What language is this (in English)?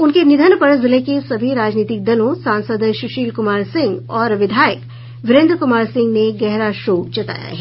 Hindi